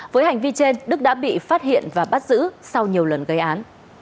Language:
Vietnamese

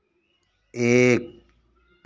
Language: Hindi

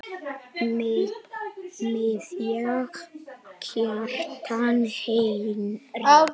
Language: Icelandic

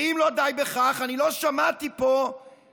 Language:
Hebrew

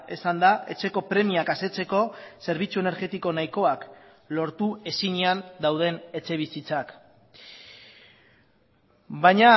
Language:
Basque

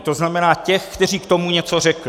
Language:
Czech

